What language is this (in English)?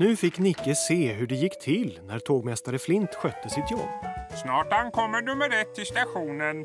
Swedish